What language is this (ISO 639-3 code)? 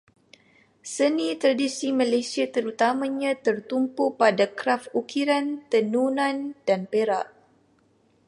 msa